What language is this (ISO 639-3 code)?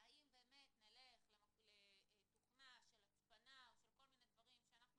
heb